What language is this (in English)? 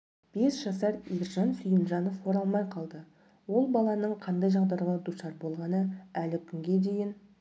Kazakh